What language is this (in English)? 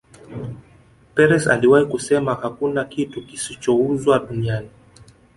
Swahili